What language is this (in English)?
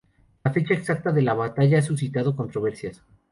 Spanish